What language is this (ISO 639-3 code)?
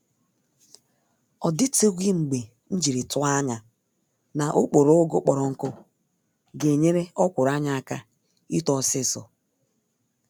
ibo